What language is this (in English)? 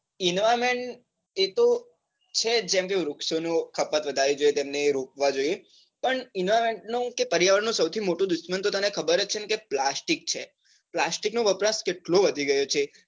Gujarati